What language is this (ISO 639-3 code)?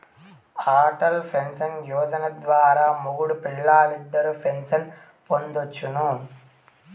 tel